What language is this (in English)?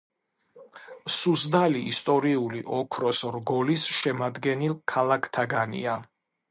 Georgian